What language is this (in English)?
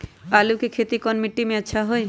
Magahi